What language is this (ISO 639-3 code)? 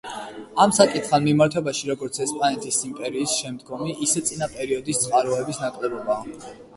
kat